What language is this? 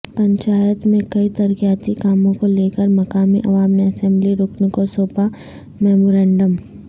Urdu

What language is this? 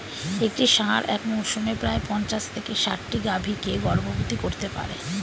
Bangla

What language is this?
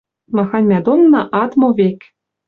Western Mari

